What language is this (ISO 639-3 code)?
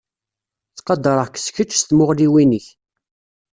kab